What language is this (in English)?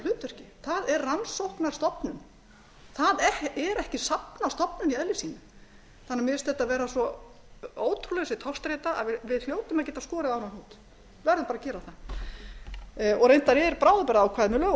Icelandic